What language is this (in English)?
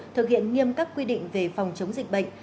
Vietnamese